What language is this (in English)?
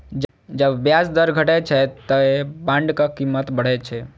Maithili